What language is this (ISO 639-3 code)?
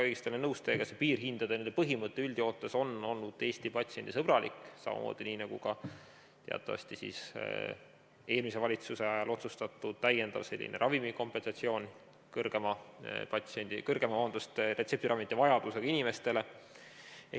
est